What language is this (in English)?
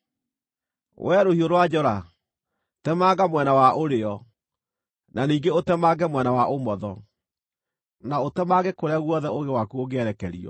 Kikuyu